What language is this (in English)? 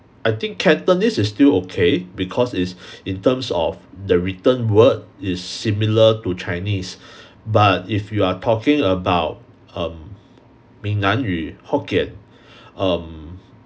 English